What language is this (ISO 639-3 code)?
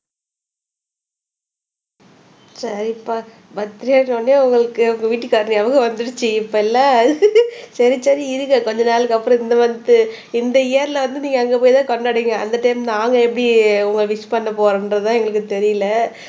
tam